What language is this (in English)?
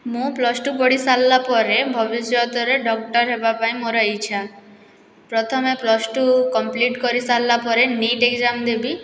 Odia